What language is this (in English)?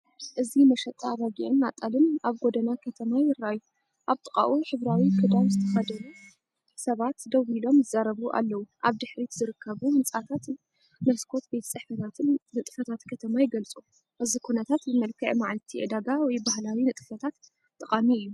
Tigrinya